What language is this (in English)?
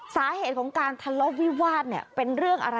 Thai